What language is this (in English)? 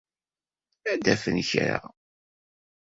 Kabyle